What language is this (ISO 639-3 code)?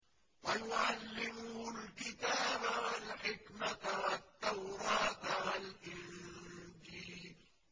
ara